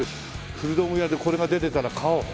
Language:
Japanese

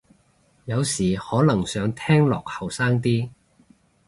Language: Cantonese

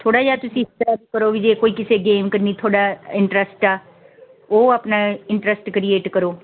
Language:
Punjabi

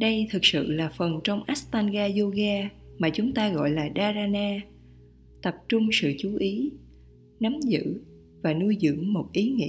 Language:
Vietnamese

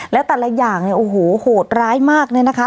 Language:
Thai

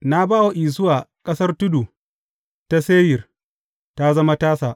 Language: Hausa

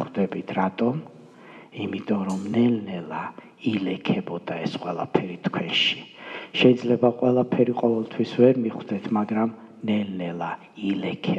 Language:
Romanian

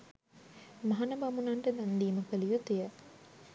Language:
Sinhala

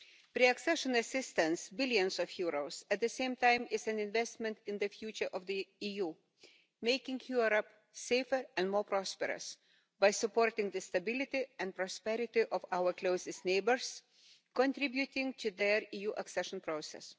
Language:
English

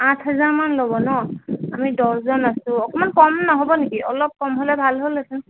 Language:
Assamese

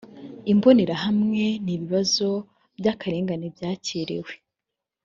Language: Kinyarwanda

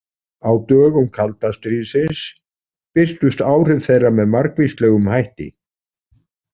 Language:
Icelandic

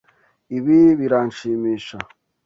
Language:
Kinyarwanda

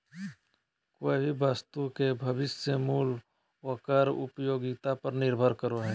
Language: Magahi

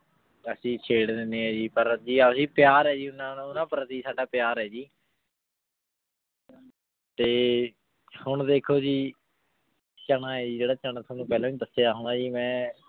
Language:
Punjabi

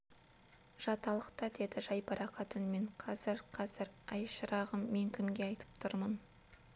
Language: Kazakh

